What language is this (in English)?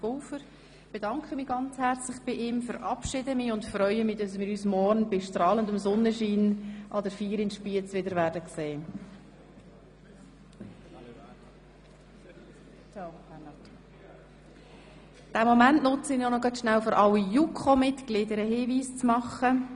Swiss German